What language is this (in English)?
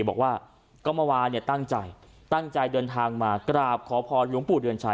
Thai